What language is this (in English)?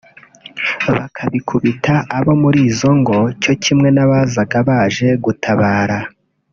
Kinyarwanda